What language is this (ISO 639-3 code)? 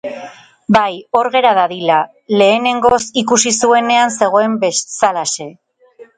eus